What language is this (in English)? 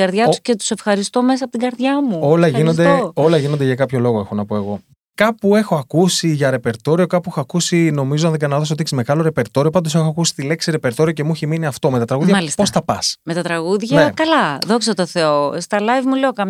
Greek